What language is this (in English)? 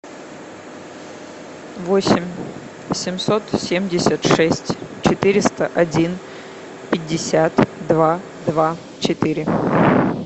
Russian